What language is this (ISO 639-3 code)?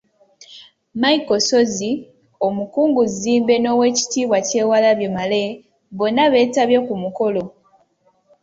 lug